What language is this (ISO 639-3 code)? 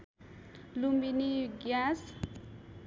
nep